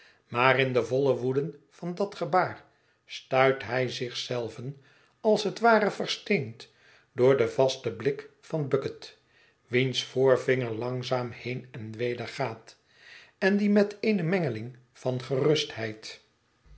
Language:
Dutch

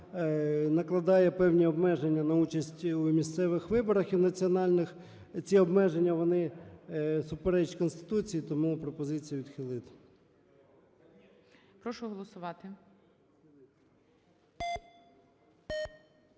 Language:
Ukrainian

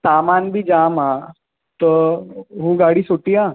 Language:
Sindhi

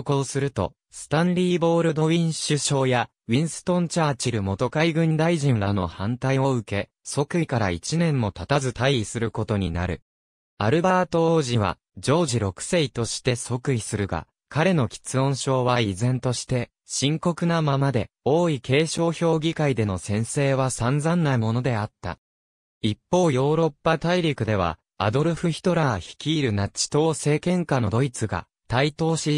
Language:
Japanese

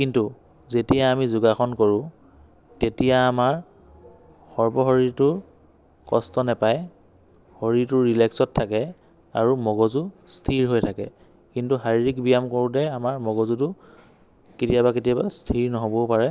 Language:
Assamese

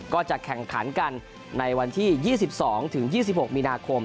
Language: Thai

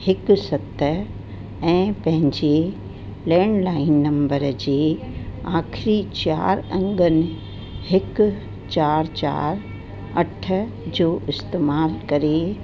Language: Sindhi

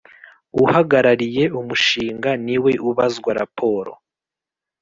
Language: Kinyarwanda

